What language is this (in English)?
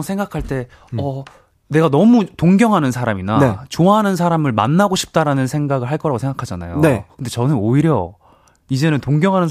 Korean